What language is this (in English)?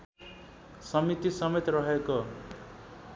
Nepali